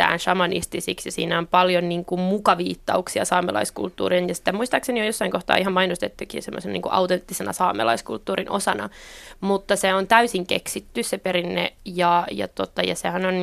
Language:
Finnish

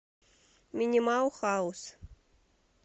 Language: Russian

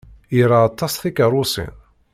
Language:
Kabyle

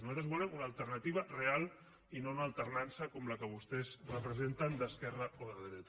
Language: Catalan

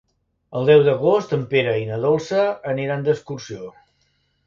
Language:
Catalan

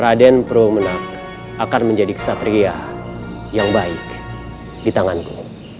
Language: Indonesian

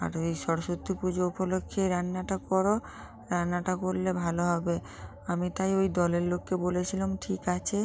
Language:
Bangla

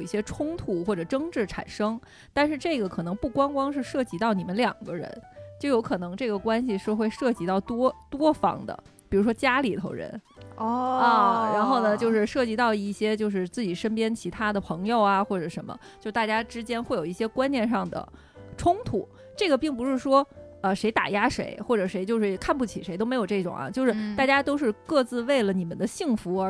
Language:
Chinese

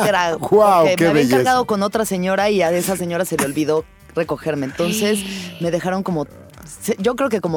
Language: Spanish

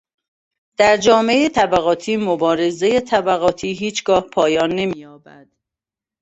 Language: Persian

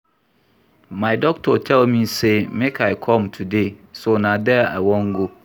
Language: Nigerian Pidgin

